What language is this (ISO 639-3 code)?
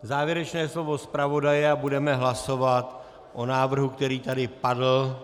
ces